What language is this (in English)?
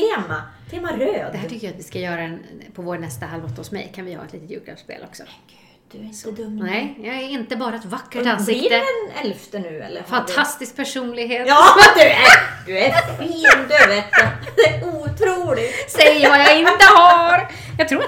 Swedish